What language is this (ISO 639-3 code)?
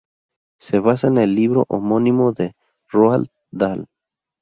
spa